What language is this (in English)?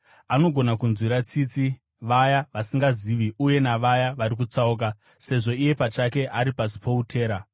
Shona